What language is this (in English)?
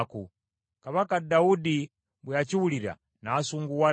Ganda